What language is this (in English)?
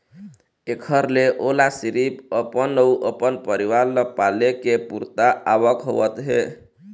Chhattisgarhi